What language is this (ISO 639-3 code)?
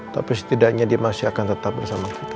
ind